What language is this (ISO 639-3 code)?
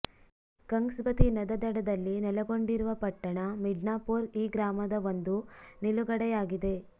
kan